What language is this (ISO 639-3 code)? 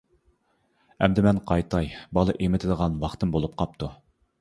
uig